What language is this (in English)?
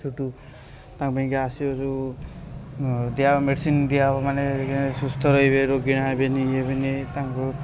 Odia